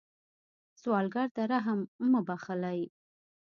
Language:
Pashto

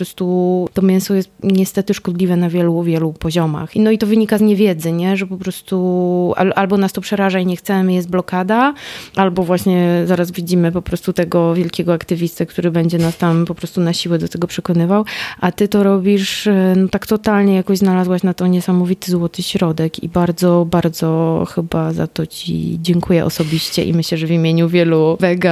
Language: Polish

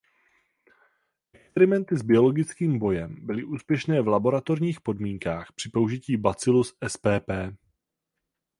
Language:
Czech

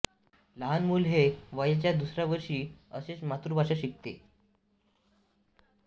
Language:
Marathi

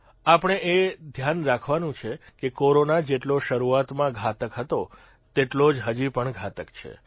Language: Gujarati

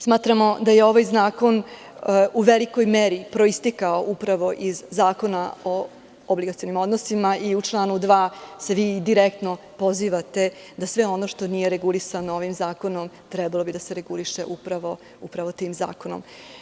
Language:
Serbian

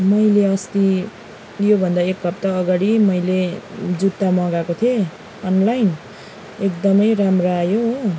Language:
Nepali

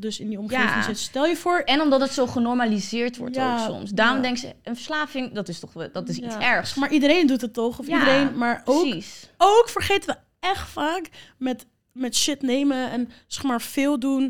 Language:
Dutch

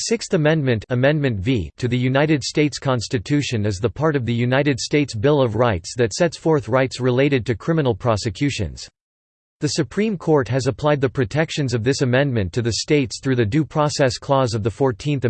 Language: English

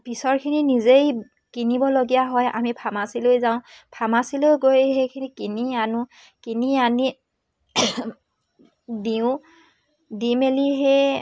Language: Assamese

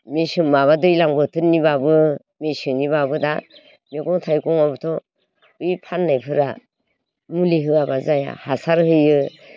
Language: Bodo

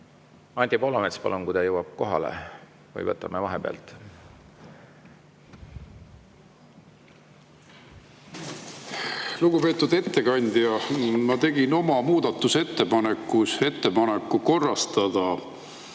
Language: Estonian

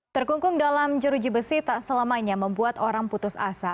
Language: Indonesian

